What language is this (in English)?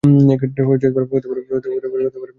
Bangla